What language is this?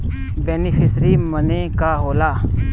Bhojpuri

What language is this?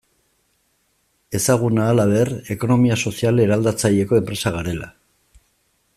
Basque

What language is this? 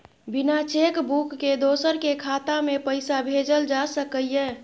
Maithili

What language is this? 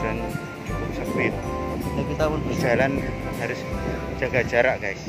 Indonesian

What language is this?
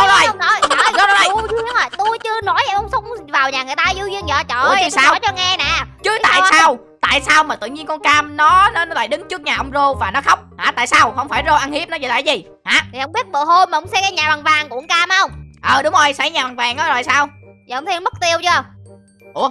Vietnamese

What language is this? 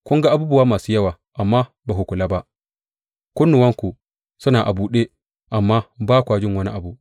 Hausa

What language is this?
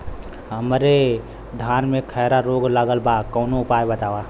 Bhojpuri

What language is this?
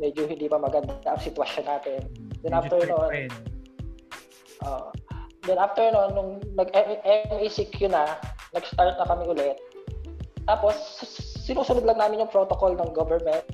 Filipino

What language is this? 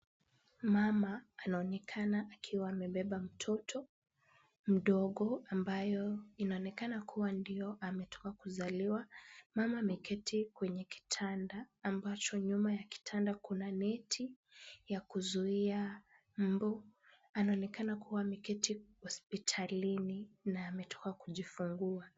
Swahili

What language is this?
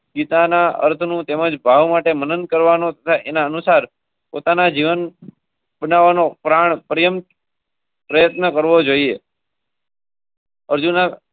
Gujarati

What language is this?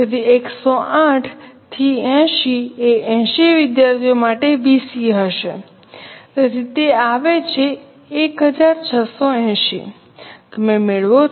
Gujarati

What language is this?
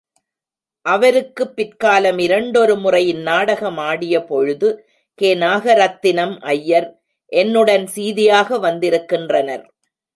Tamil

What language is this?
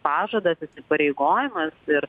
Lithuanian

